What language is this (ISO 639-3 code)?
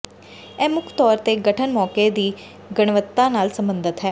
pan